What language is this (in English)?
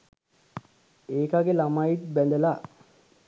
Sinhala